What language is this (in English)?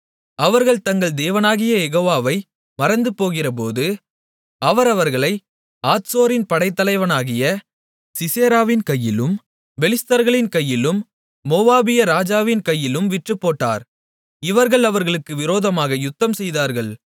Tamil